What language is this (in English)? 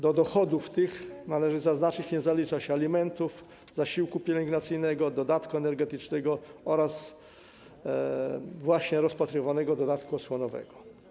Polish